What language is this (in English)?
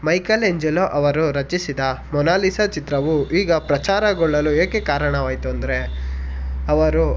Kannada